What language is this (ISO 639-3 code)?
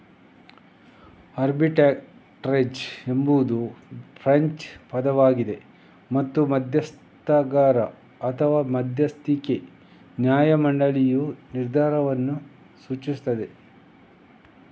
kan